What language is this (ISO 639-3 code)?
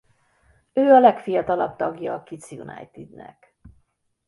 hun